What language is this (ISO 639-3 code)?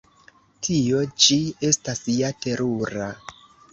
epo